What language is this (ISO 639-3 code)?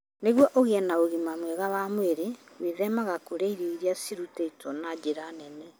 kik